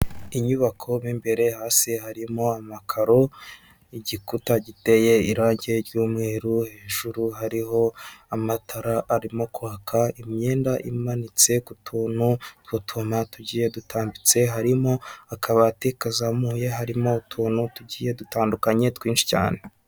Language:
Kinyarwanda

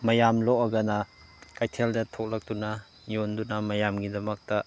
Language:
Manipuri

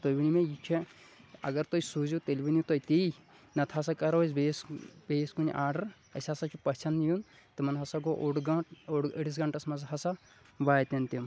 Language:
Kashmiri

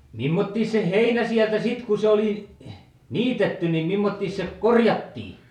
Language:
Finnish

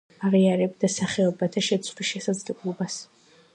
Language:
Georgian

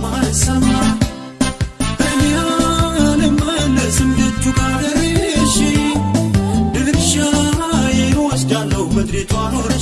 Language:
Amharic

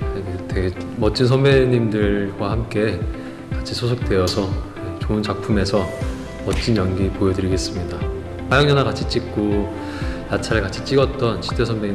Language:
Korean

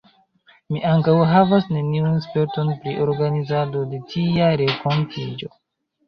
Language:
Esperanto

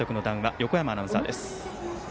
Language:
Japanese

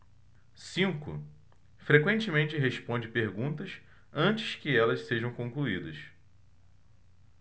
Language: Portuguese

